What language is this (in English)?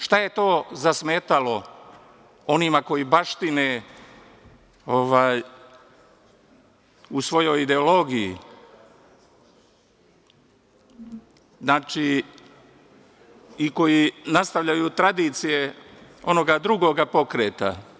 Serbian